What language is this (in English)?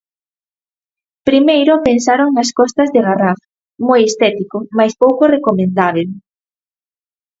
Galician